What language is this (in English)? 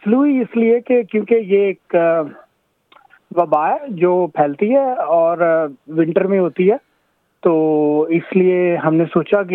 Urdu